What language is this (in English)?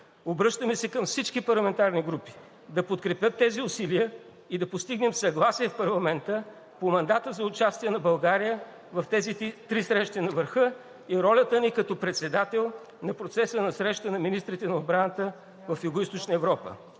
Bulgarian